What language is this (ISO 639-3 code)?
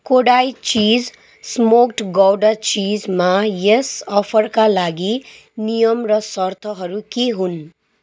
nep